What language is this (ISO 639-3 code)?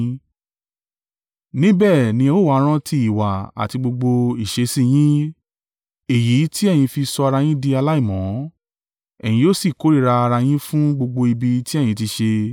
yor